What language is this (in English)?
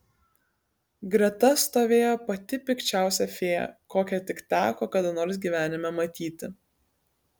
Lithuanian